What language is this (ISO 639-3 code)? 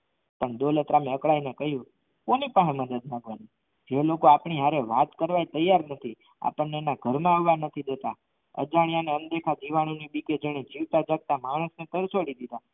guj